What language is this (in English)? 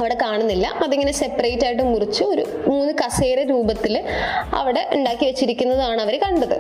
Malayalam